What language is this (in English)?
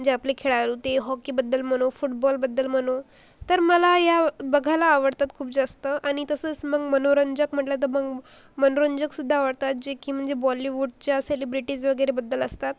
Marathi